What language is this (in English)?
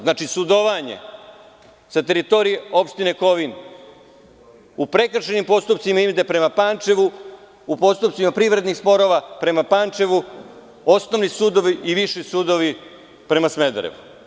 Serbian